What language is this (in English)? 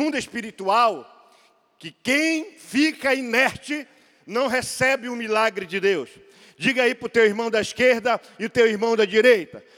Portuguese